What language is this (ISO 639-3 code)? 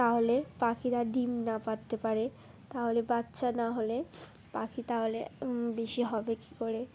ben